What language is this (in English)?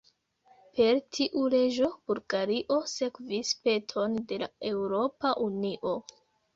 Esperanto